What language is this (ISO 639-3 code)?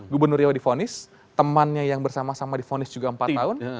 ind